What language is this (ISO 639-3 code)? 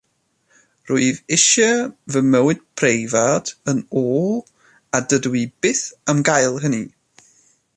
cym